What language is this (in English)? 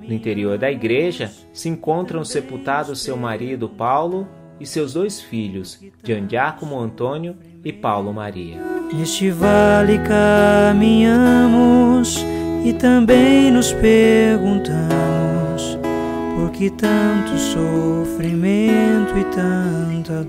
Portuguese